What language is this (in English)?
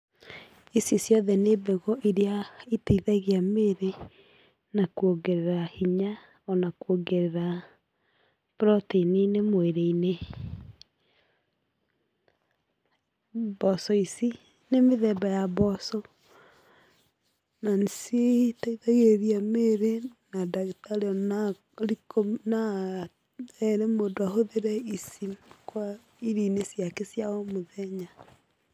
Kikuyu